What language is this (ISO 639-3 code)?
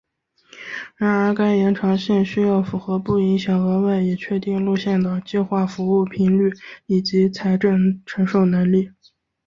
zho